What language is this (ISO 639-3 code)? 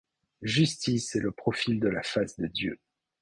fra